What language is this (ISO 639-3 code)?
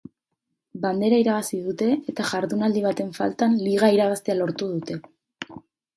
eus